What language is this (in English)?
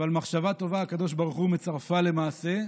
Hebrew